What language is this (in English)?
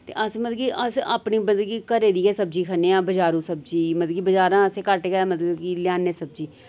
Dogri